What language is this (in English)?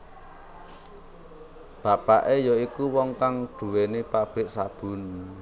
Javanese